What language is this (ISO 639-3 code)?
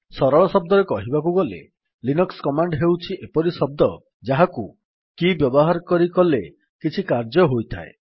ori